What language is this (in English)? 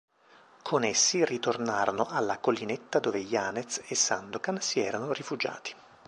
Italian